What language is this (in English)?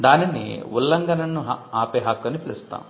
Telugu